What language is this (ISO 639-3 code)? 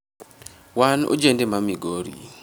luo